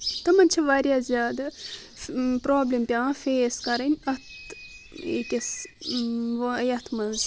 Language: Kashmiri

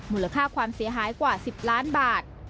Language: Thai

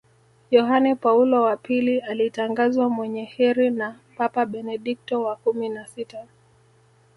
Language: Swahili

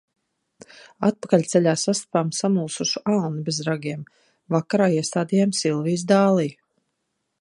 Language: Latvian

